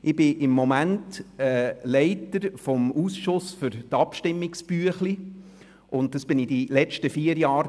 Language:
Swiss German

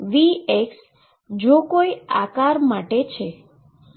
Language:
Gujarati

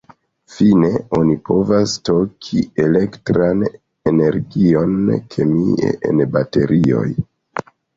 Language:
Esperanto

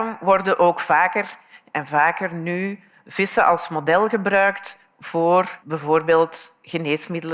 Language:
Dutch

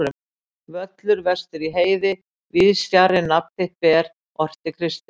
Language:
Icelandic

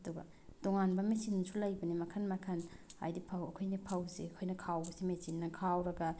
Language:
Manipuri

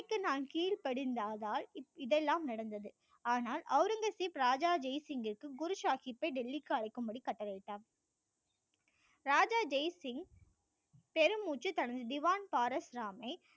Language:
Tamil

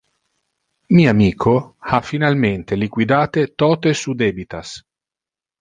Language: Interlingua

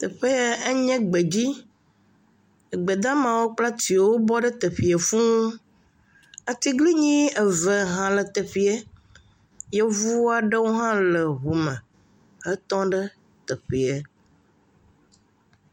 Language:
Ewe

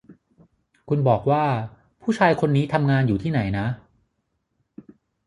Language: Thai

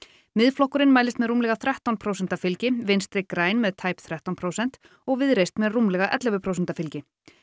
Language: Icelandic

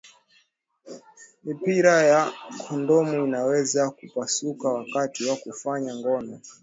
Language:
Swahili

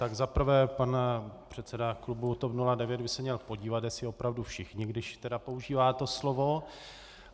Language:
Czech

